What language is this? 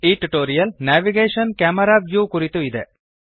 Kannada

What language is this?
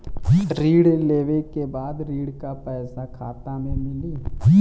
Bhojpuri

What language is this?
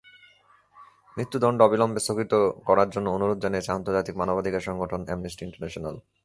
Bangla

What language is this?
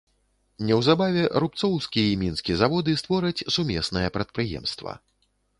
Belarusian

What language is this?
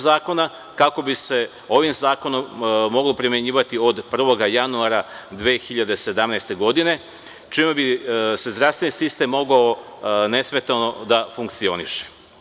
Serbian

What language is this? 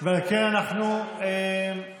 Hebrew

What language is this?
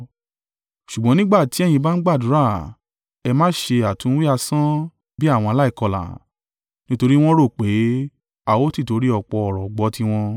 Yoruba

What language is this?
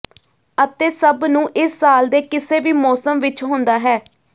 Punjabi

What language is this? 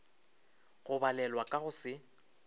Northern Sotho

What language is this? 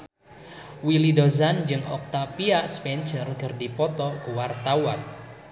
Sundanese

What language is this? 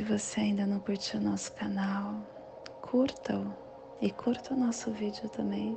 Portuguese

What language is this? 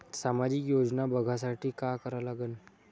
Marathi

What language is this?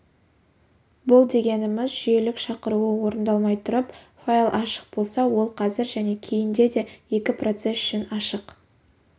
Kazakh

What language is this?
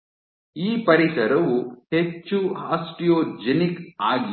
Kannada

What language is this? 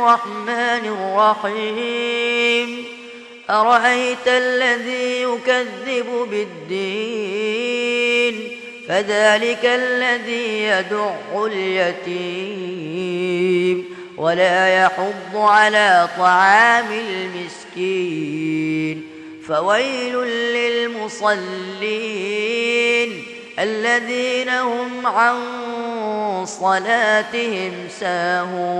Arabic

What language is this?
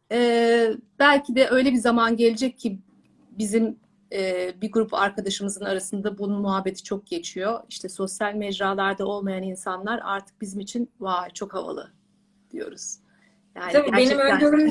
Turkish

